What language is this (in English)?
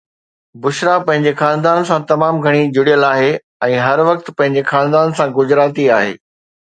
Sindhi